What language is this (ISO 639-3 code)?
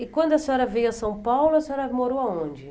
por